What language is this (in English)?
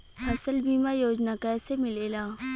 Bhojpuri